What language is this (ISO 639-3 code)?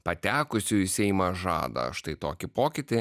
lit